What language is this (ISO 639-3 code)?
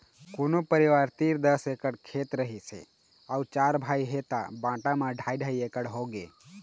hne